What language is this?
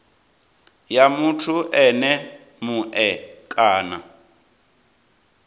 Venda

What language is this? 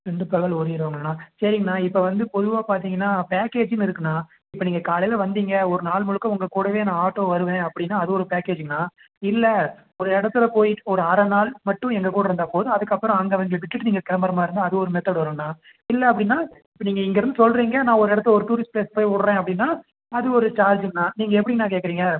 Tamil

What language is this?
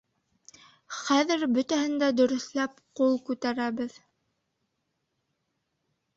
Bashkir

